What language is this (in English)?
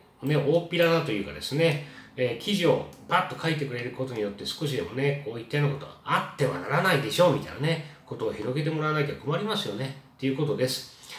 Japanese